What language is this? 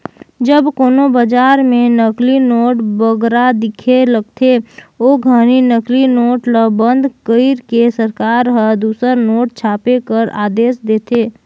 Chhattisgarhi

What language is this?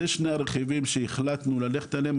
Hebrew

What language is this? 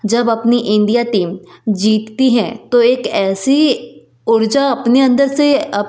Hindi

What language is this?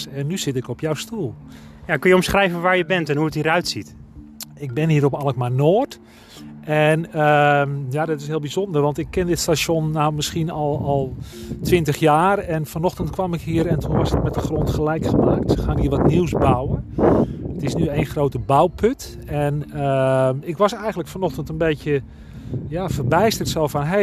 Dutch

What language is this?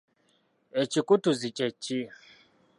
Ganda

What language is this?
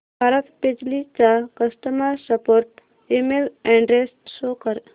Marathi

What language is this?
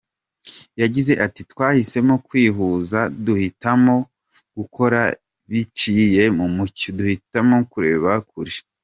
Kinyarwanda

